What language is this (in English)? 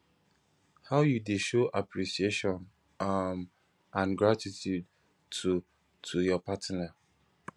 Nigerian Pidgin